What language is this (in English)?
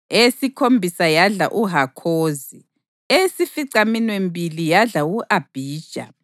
North Ndebele